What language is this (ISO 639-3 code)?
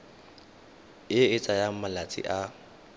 tsn